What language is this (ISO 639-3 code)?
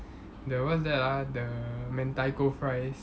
eng